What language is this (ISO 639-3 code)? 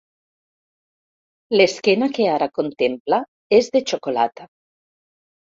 cat